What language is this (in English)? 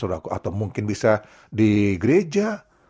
Indonesian